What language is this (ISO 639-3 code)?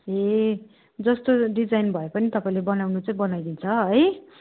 nep